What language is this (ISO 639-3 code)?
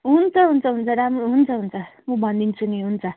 nep